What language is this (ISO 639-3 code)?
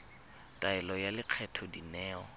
tsn